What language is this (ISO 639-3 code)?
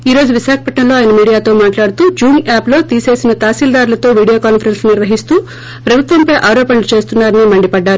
tel